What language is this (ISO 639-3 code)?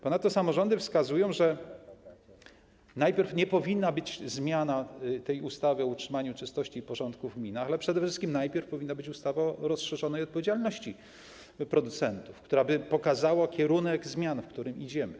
pol